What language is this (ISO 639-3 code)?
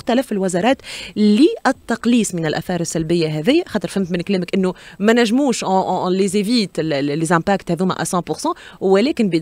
ara